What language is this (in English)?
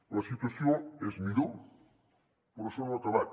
Catalan